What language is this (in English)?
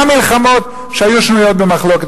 Hebrew